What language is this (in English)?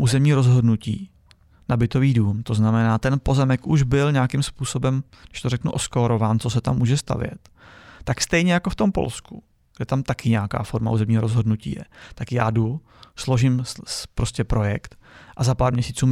Czech